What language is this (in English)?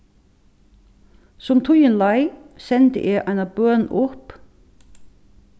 Faroese